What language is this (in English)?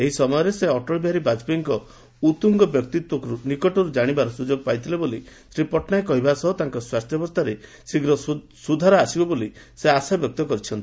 Odia